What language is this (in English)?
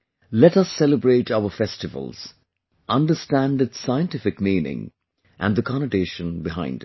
English